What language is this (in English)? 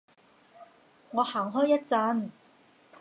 Cantonese